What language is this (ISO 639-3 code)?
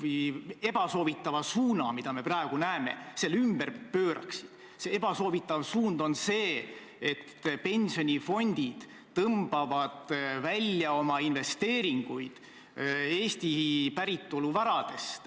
est